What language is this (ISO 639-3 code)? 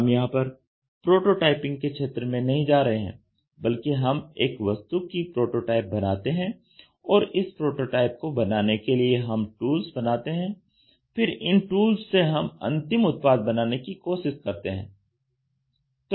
hin